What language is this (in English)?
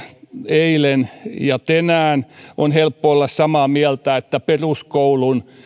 Finnish